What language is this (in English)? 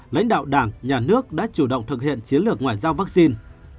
Vietnamese